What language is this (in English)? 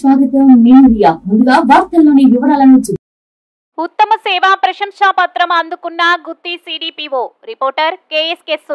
Telugu